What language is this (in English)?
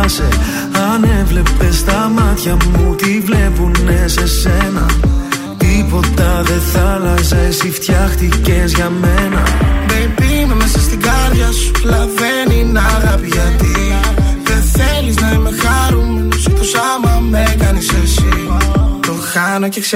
Greek